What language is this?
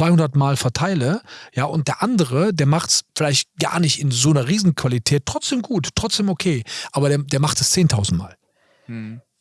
German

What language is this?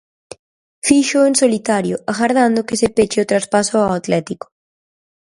Galician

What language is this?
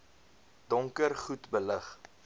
Afrikaans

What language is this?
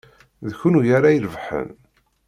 Kabyle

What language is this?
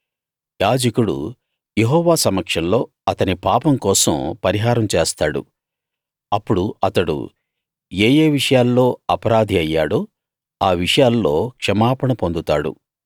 Telugu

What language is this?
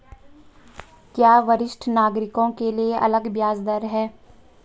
Hindi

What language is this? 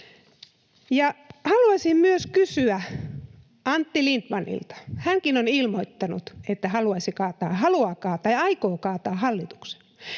Finnish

